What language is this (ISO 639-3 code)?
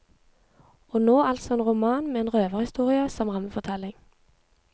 nor